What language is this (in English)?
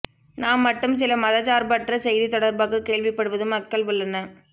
Tamil